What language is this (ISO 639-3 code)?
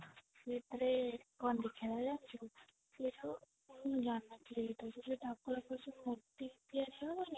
ori